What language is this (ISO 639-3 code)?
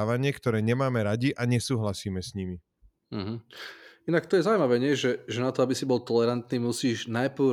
slk